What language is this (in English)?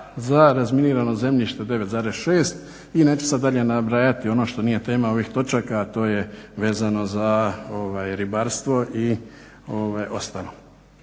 Croatian